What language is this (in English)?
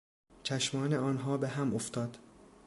Persian